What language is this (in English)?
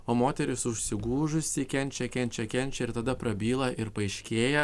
Lithuanian